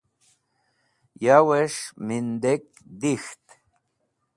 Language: Wakhi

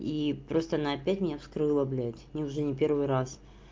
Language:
Russian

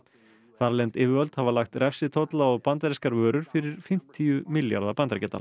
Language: Icelandic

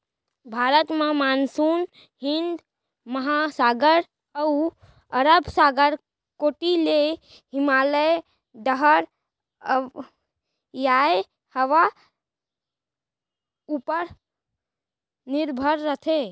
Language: Chhattisgarhi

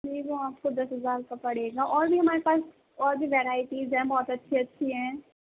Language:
Urdu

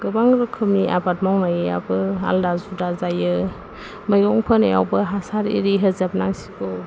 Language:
Bodo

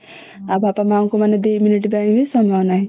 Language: Odia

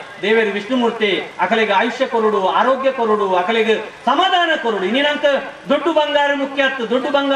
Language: Kannada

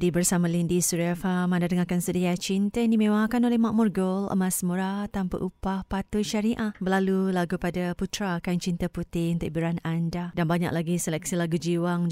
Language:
Malay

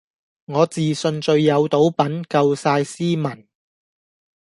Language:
Cantonese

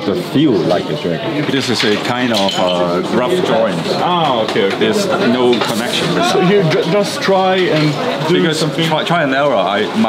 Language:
German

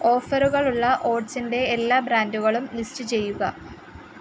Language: Malayalam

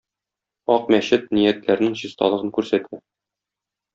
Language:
Tatar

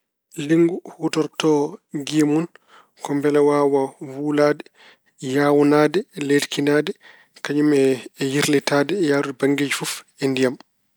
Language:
Fula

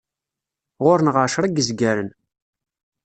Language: Kabyle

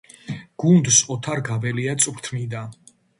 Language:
Georgian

